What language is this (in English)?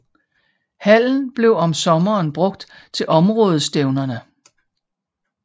Danish